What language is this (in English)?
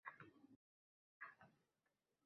Uzbek